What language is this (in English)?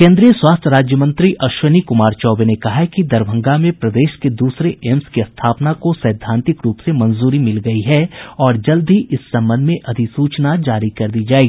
Hindi